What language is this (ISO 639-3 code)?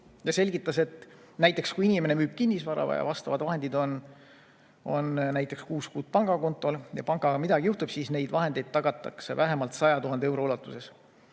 est